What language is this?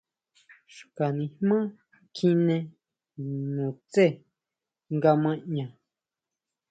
Huautla Mazatec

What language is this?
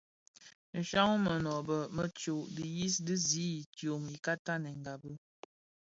Bafia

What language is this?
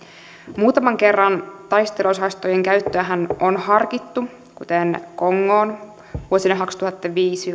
Finnish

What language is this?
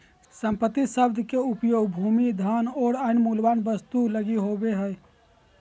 Magahi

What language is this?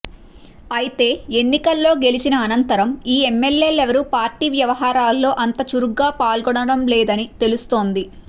Telugu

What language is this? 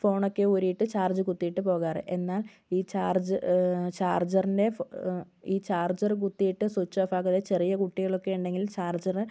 Malayalam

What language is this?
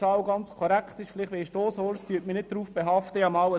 Swiss German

